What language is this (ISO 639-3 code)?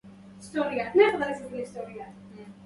ara